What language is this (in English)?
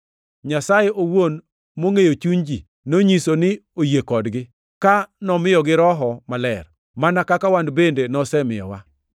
Luo (Kenya and Tanzania)